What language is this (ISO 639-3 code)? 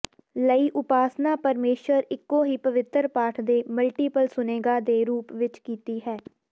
pan